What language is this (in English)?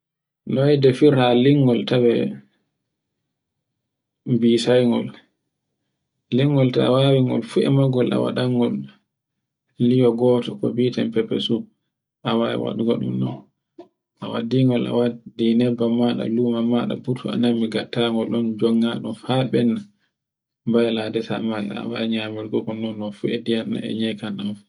Borgu Fulfulde